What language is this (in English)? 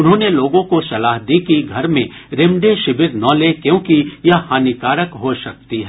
Hindi